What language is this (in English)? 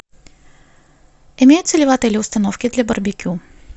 Russian